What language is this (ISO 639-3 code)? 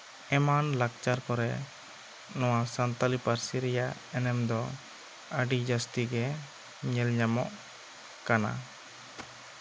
sat